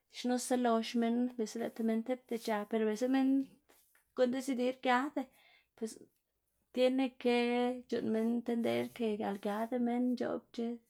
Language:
Xanaguía Zapotec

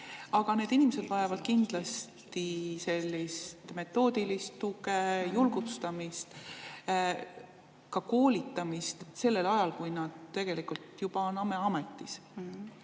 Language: Estonian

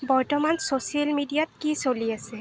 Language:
Assamese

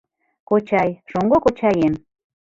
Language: Mari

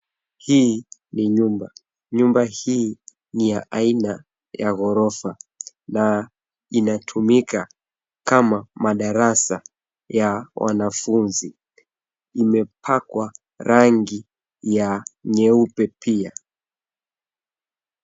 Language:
Swahili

